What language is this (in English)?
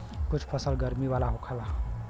Bhojpuri